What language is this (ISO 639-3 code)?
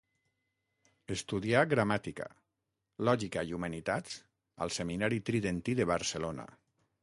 cat